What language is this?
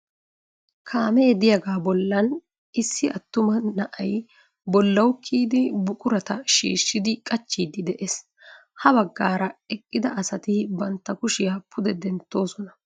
Wolaytta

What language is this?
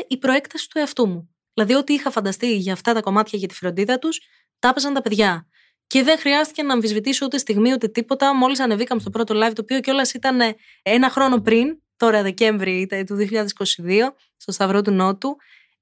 Greek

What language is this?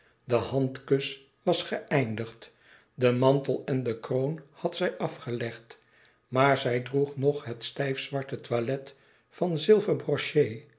Dutch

